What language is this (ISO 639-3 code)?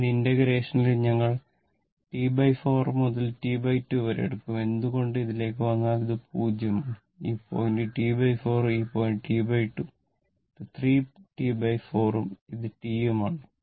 mal